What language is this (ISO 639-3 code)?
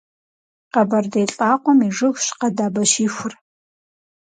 kbd